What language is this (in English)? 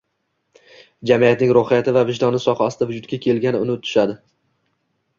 Uzbek